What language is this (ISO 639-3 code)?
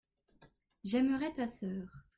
fra